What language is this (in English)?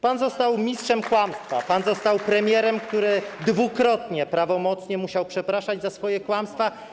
Polish